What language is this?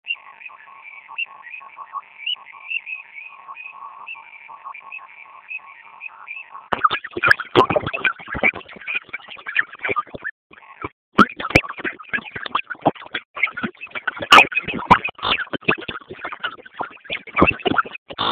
Basque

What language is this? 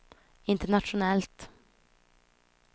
Swedish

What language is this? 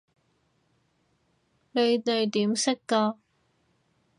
Cantonese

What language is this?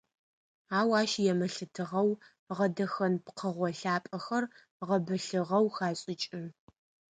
Adyghe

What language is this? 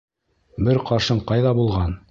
Bashkir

